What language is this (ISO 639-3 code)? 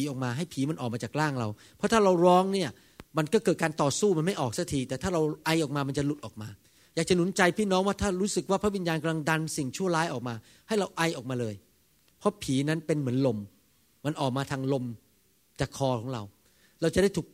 tha